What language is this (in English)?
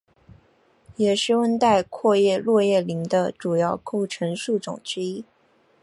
Chinese